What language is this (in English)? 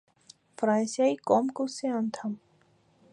Armenian